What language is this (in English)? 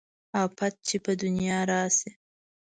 Pashto